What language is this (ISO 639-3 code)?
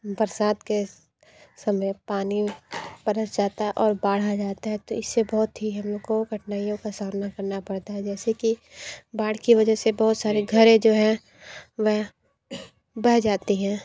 hin